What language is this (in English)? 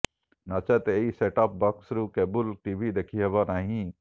Odia